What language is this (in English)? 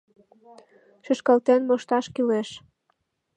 Mari